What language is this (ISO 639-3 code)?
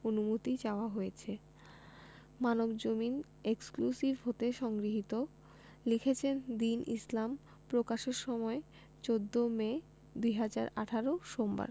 ben